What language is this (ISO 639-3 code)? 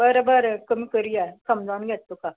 kok